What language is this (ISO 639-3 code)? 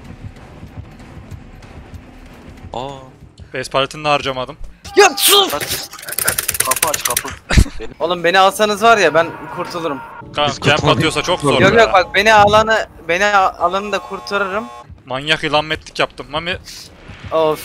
tur